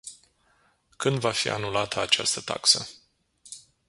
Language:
Romanian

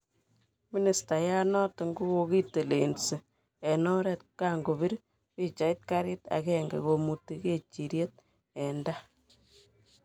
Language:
Kalenjin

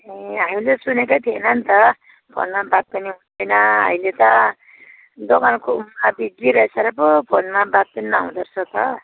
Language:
Nepali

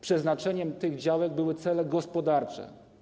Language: Polish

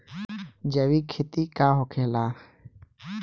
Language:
Bhojpuri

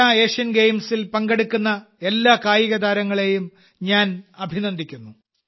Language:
Malayalam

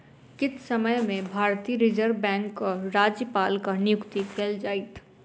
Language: Maithili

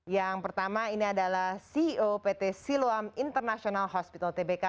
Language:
Indonesian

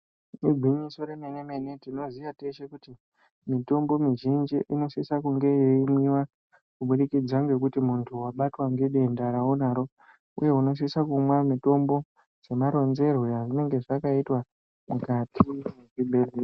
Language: Ndau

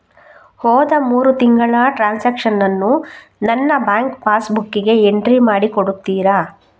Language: Kannada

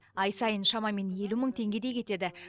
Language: Kazakh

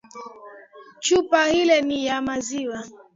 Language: Swahili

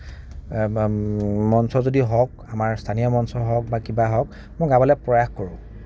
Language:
Assamese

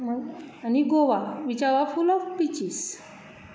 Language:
Konkani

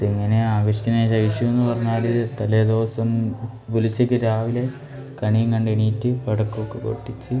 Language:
Malayalam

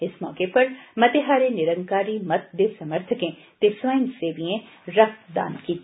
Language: Dogri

